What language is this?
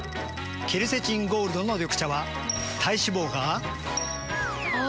Japanese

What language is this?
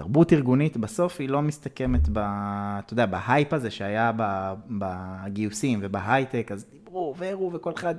Hebrew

